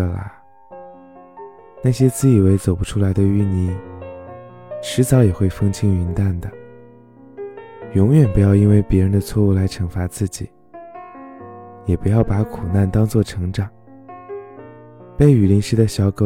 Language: Chinese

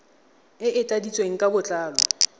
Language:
Tswana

